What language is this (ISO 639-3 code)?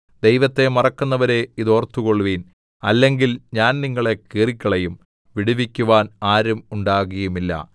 mal